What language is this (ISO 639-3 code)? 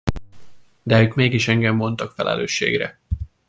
hun